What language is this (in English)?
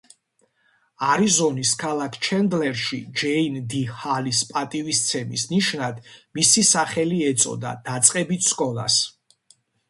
Georgian